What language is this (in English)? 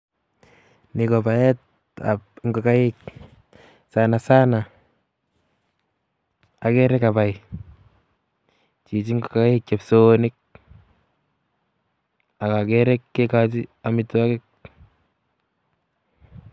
Kalenjin